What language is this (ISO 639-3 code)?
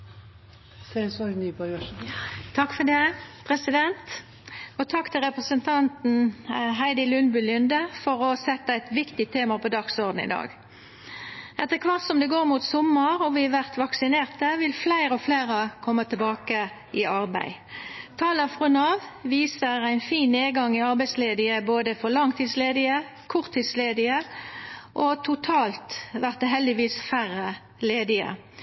nno